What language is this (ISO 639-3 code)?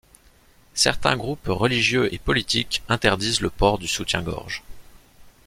fra